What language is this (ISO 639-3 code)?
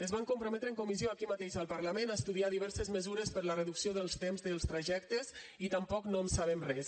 cat